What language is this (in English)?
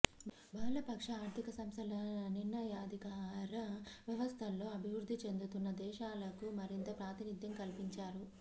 Telugu